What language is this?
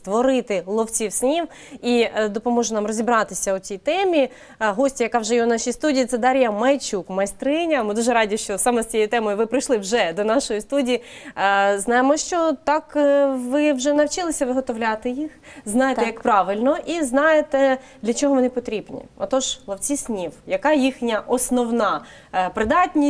Ukrainian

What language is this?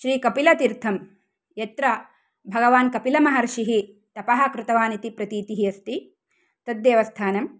Sanskrit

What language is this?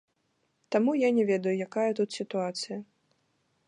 Belarusian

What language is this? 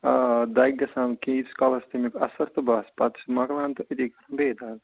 Kashmiri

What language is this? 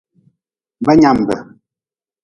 Nawdm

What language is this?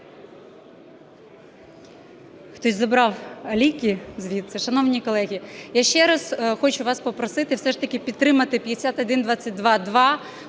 Ukrainian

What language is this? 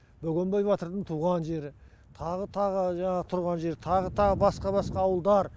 Kazakh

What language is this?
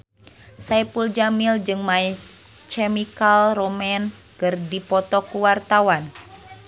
Sundanese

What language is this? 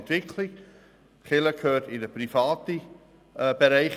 Swiss German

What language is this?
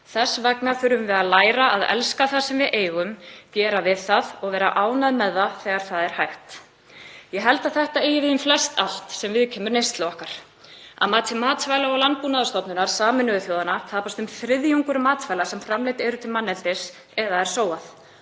Icelandic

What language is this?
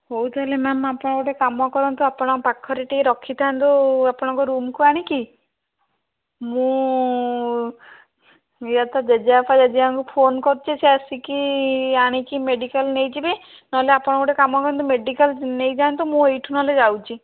Odia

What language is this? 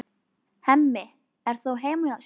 Icelandic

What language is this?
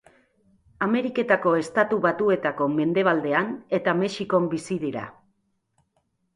Basque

